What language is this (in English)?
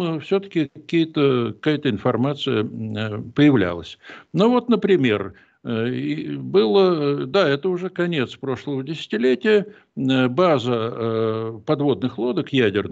Russian